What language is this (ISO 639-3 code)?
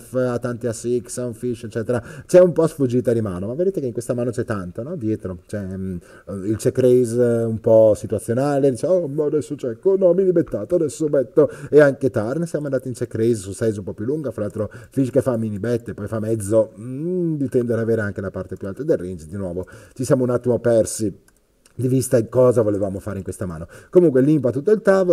ita